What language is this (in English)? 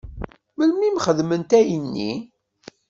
Kabyle